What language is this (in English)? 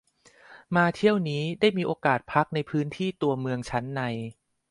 Thai